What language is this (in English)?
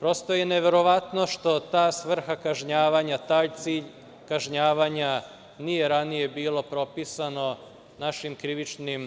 Serbian